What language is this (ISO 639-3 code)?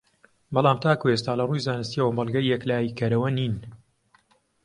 ckb